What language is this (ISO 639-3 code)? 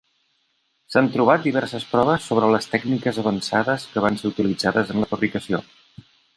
cat